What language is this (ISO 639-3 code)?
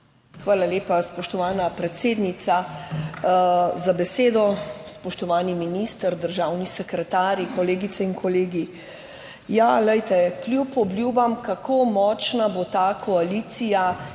slv